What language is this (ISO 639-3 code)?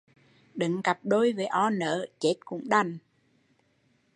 vie